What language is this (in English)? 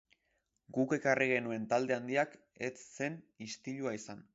Basque